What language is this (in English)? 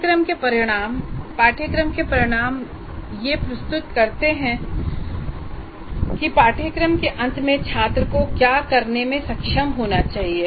Hindi